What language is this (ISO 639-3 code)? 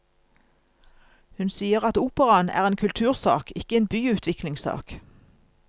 nor